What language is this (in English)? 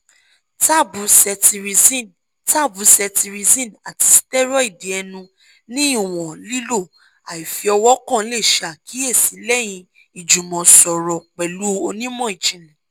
Yoruba